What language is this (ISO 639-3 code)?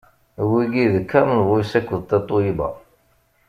kab